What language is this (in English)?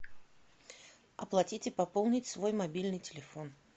Russian